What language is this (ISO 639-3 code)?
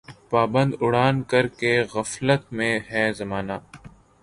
urd